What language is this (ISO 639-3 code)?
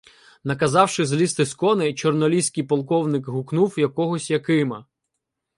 ukr